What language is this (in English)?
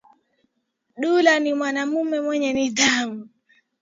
Swahili